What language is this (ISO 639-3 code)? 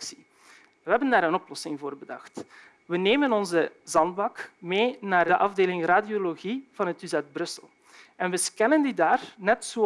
nld